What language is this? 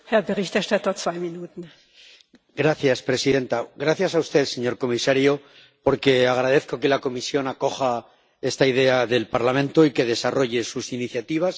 Spanish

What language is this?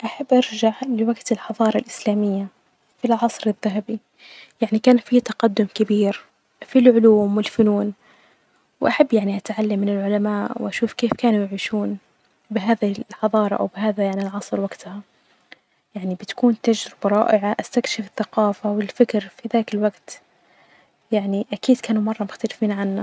Najdi Arabic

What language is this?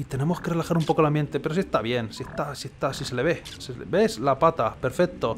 Spanish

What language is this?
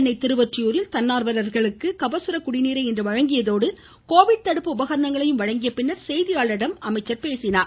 Tamil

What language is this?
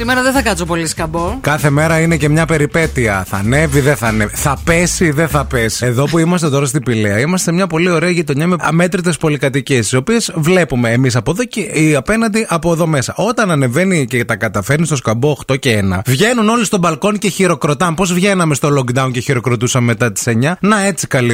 Greek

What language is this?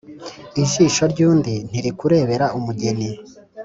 Kinyarwanda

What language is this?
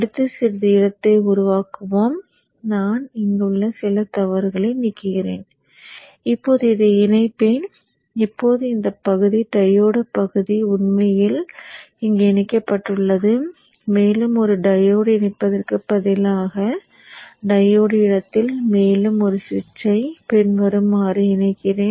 Tamil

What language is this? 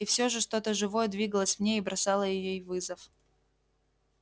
Russian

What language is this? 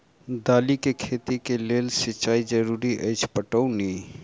Maithili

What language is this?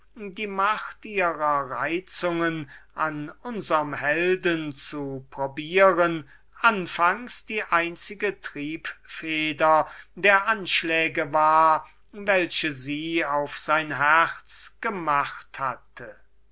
German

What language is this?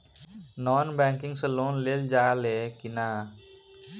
Bhojpuri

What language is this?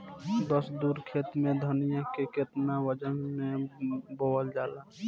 Bhojpuri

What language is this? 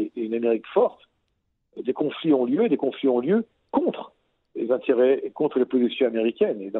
French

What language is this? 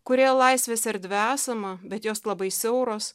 Lithuanian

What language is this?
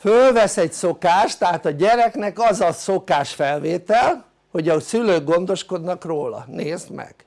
Hungarian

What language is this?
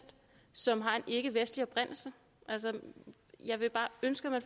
Danish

